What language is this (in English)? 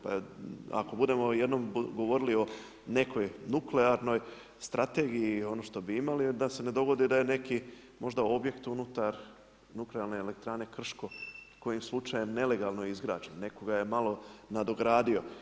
Croatian